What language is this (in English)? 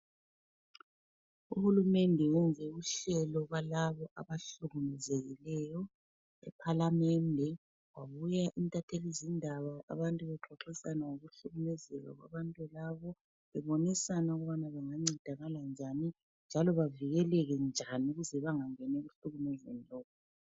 North Ndebele